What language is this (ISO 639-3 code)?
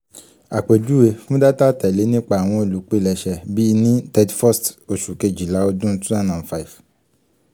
yor